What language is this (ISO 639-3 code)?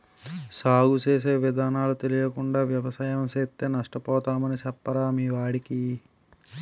tel